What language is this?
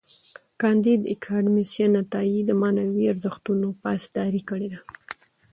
Pashto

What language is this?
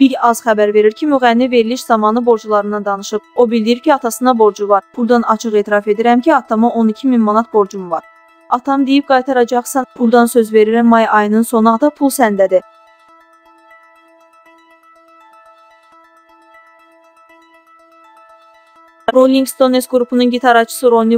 Turkish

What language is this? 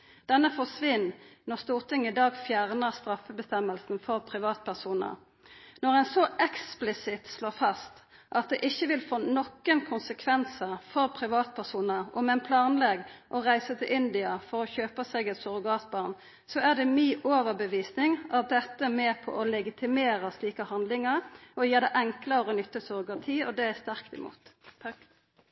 Norwegian Nynorsk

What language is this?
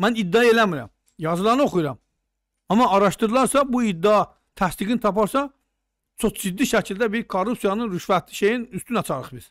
Turkish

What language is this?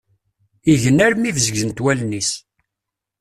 Kabyle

